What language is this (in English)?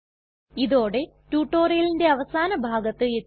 Malayalam